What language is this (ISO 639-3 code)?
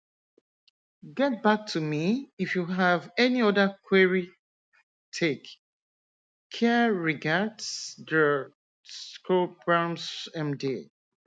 yor